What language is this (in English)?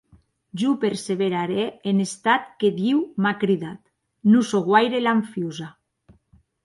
Occitan